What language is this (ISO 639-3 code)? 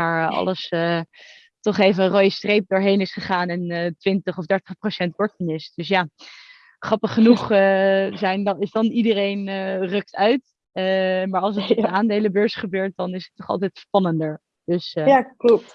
nld